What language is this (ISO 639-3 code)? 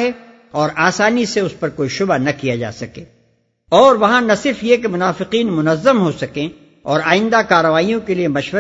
urd